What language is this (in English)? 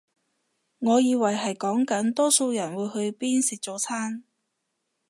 Cantonese